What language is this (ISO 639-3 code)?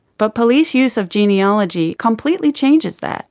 eng